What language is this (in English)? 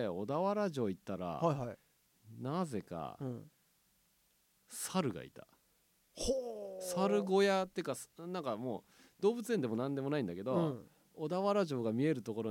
Japanese